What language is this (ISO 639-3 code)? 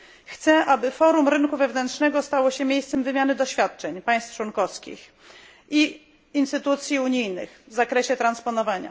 pol